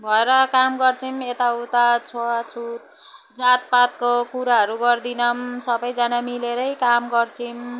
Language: Nepali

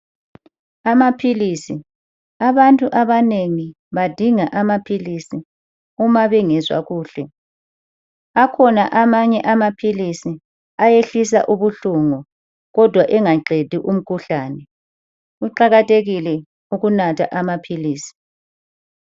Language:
North Ndebele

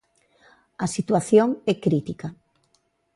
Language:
Galician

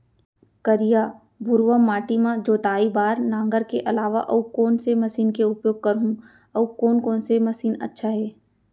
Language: Chhattisgarhi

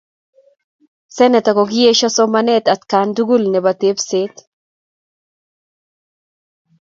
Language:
Kalenjin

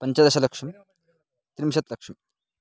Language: Sanskrit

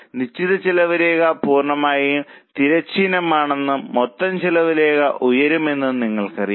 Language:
Malayalam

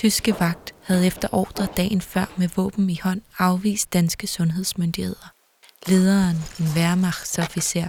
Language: Danish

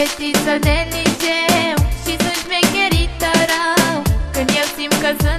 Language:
Romanian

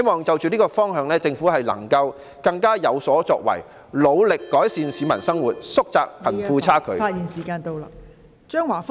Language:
Cantonese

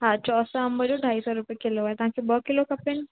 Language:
Sindhi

